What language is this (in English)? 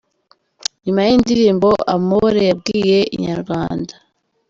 Kinyarwanda